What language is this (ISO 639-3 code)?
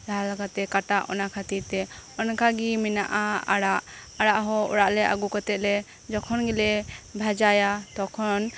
sat